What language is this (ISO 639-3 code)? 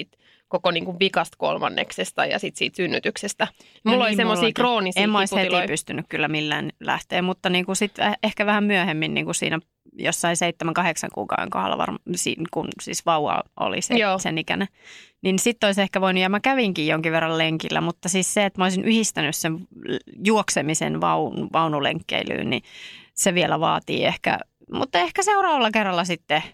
fin